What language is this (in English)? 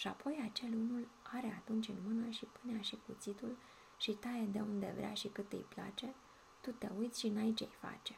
Romanian